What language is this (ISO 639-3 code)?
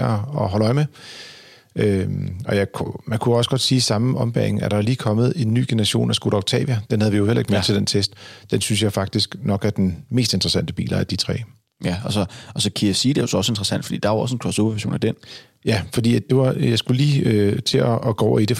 dan